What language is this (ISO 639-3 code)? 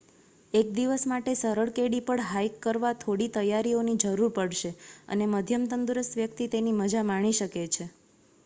guj